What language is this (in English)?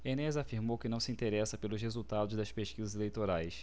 Portuguese